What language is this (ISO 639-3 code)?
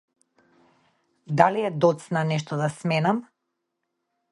mkd